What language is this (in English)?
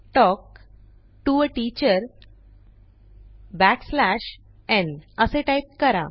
Marathi